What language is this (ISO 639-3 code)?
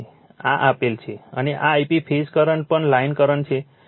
guj